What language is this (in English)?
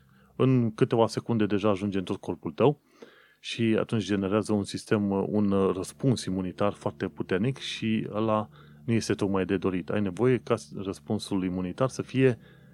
Romanian